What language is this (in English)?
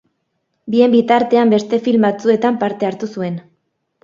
Basque